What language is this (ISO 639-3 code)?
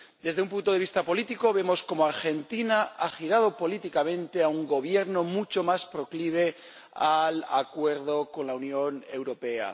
spa